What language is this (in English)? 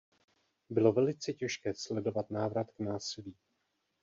Czech